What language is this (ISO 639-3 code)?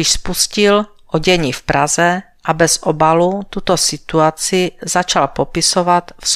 ces